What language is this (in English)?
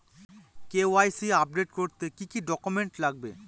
Bangla